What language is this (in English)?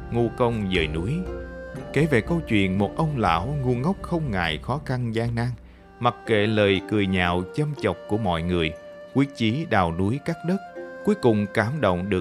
Vietnamese